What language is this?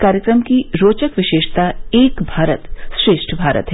Hindi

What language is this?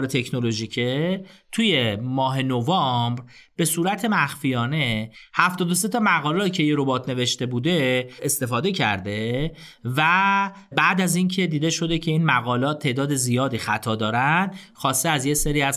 Persian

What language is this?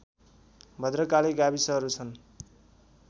Nepali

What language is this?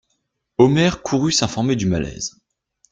French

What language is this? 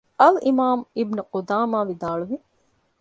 Divehi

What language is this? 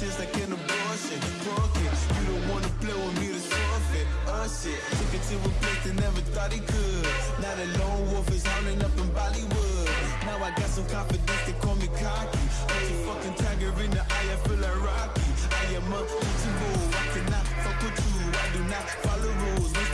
English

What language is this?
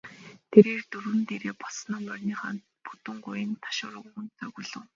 Mongolian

